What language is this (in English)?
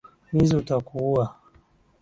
Swahili